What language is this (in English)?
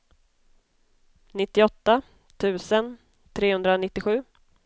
Swedish